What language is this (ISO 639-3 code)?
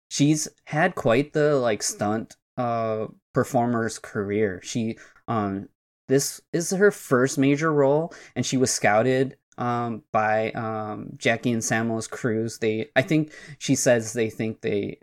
eng